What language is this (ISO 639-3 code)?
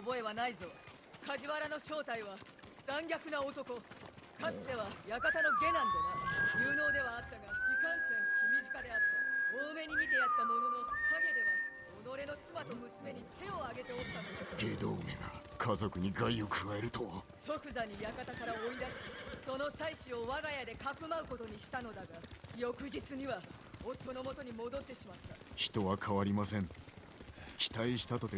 jpn